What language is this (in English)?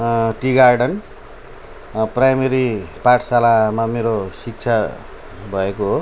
Nepali